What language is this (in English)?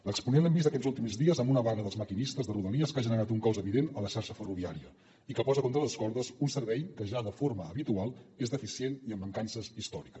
Catalan